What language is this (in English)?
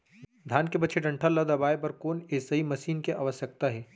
Chhattisgarhi